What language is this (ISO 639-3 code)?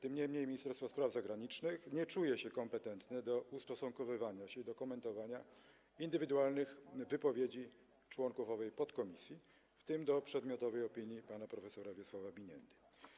pol